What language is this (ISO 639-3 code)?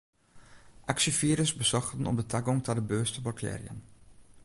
fry